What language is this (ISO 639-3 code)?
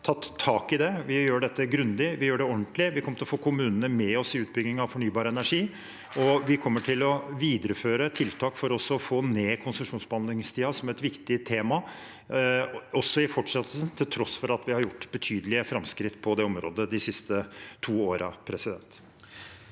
nor